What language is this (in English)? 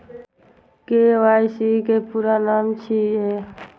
Maithili